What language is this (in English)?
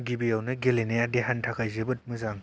Bodo